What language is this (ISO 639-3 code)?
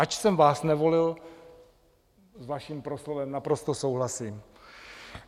ces